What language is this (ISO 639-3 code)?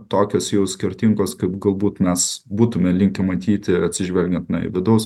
lit